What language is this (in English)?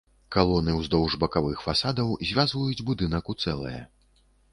Belarusian